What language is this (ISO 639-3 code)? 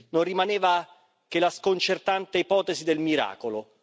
ita